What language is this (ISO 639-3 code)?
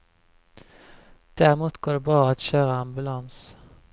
swe